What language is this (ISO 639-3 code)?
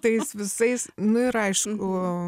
lit